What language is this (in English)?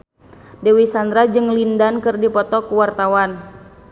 Sundanese